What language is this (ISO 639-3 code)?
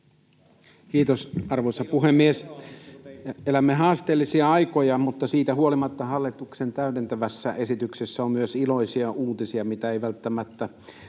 fin